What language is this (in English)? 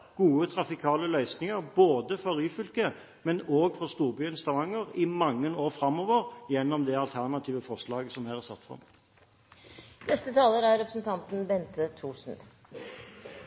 Norwegian Bokmål